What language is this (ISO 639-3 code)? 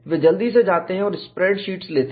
hin